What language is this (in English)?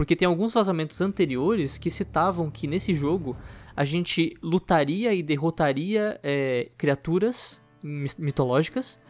Portuguese